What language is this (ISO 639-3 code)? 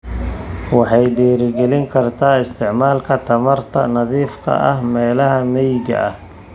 som